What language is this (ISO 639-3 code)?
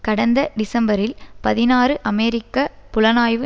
tam